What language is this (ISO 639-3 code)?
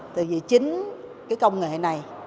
vie